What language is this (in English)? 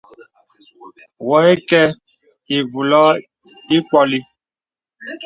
Bebele